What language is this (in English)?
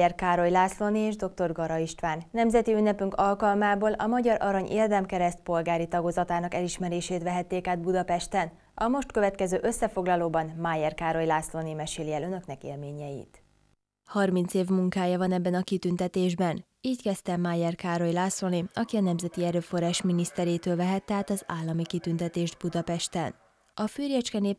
Hungarian